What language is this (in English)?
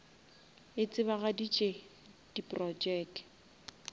Northern Sotho